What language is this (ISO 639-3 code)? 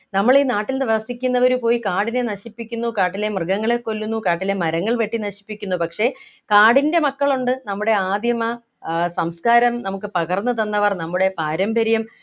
mal